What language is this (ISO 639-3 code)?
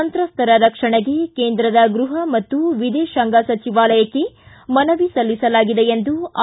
kan